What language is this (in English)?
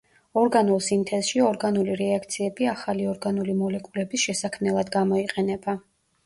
Georgian